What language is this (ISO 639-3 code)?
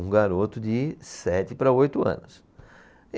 por